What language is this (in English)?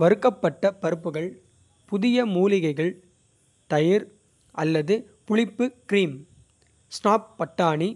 Kota (India)